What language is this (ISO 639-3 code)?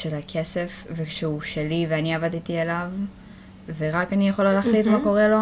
heb